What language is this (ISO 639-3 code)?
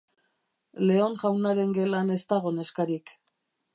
eus